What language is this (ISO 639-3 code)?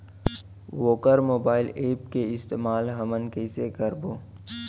hne